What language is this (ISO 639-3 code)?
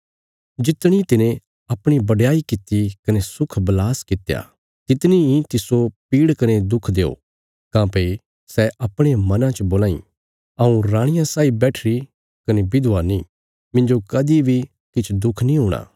kfs